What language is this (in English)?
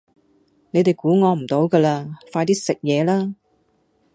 Cantonese